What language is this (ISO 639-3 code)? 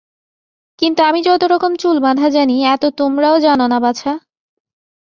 ben